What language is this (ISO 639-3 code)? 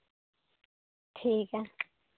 sat